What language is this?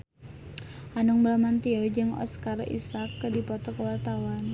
Sundanese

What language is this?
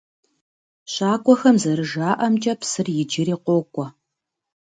Kabardian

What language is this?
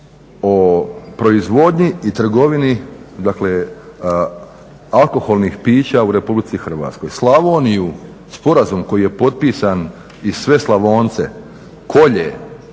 Croatian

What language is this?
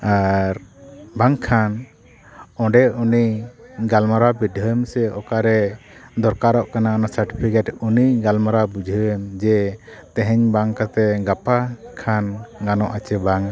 Santali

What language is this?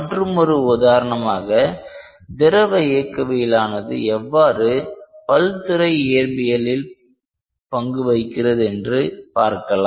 Tamil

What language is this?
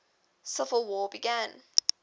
English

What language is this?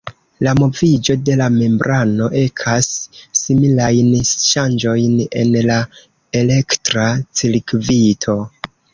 Esperanto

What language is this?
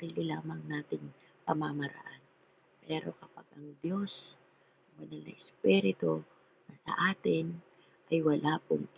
Filipino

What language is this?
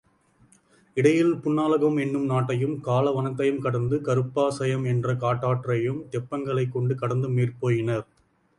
Tamil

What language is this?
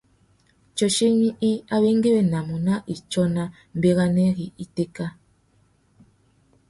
Tuki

